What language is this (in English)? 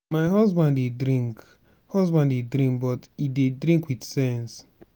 Nigerian Pidgin